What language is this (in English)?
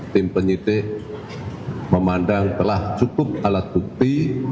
Indonesian